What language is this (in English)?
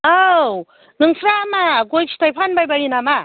Bodo